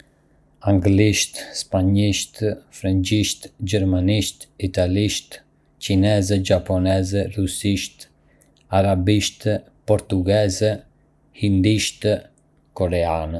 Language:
Arbëreshë Albanian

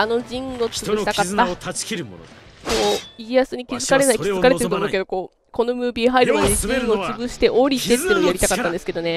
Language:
Japanese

